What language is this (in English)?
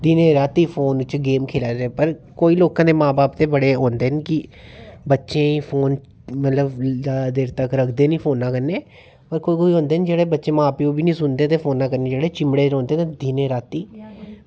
Dogri